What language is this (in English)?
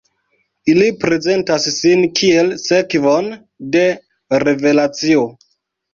Esperanto